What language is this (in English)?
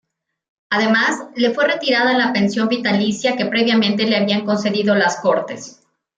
Spanish